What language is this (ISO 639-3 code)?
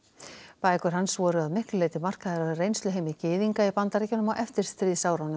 isl